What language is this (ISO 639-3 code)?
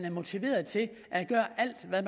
dan